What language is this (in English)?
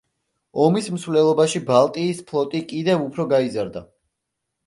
Georgian